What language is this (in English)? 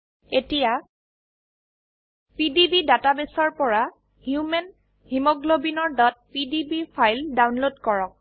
Assamese